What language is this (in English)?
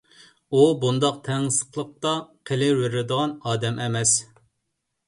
Uyghur